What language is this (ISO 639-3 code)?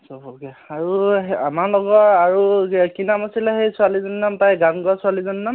asm